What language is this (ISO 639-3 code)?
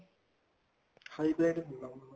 pan